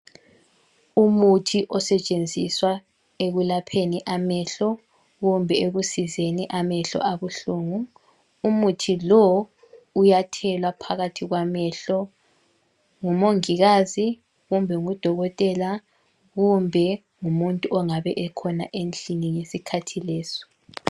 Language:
North Ndebele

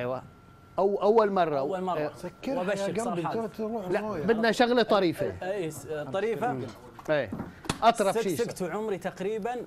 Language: Arabic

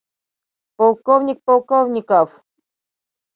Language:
Mari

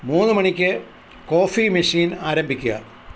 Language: Malayalam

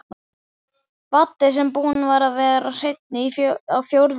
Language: Icelandic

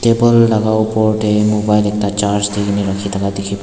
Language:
Naga Pidgin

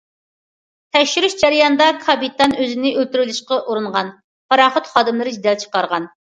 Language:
Uyghur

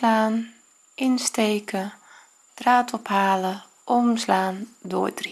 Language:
Dutch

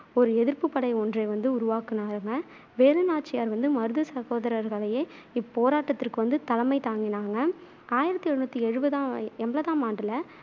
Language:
Tamil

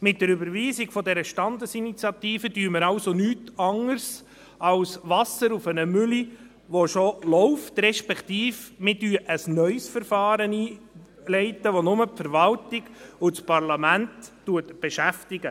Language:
Swiss German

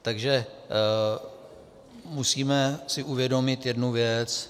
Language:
Czech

